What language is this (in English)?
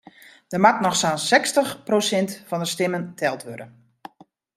Western Frisian